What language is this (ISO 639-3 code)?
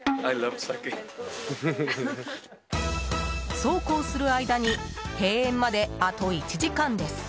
jpn